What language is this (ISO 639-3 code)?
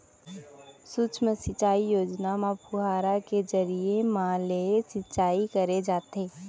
hne